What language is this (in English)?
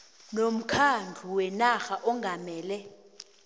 South Ndebele